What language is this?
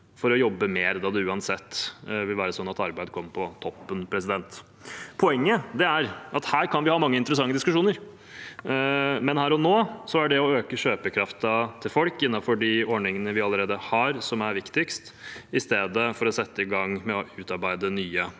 Norwegian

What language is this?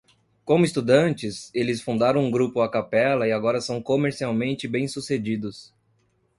Portuguese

